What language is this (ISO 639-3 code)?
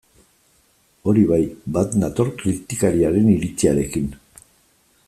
eus